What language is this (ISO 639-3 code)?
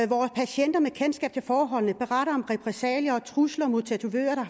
dan